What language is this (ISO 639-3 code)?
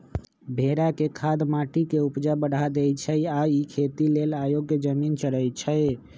mag